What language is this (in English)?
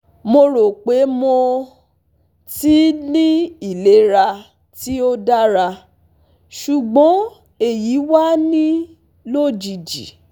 Yoruba